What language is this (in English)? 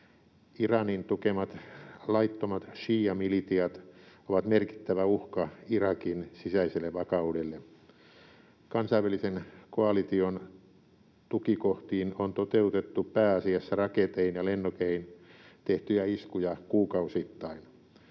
Finnish